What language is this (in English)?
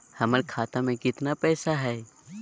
Magahi